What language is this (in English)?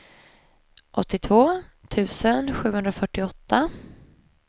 Swedish